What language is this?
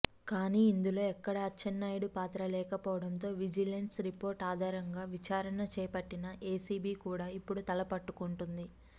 Telugu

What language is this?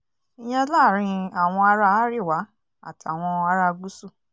Yoruba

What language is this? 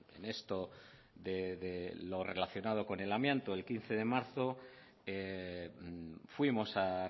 Spanish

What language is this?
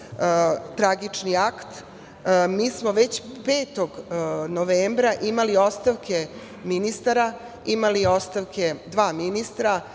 Serbian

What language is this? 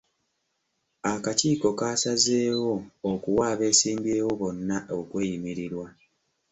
Ganda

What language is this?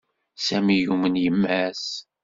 Kabyle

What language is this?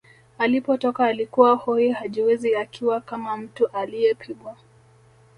Swahili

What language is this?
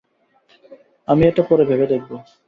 Bangla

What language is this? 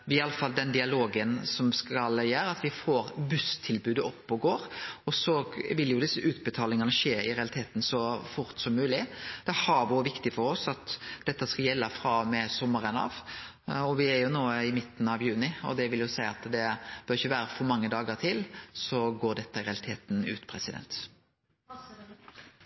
Norwegian Nynorsk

